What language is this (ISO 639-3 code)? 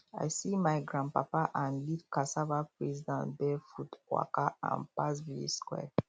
pcm